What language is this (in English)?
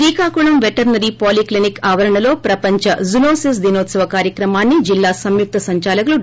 Telugu